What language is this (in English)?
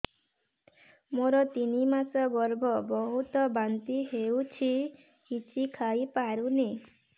Odia